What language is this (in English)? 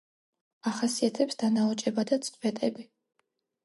Georgian